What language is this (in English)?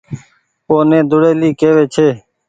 Goaria